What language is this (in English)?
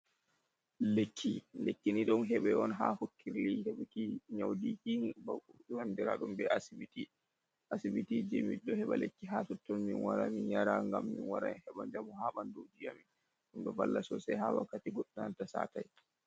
Fula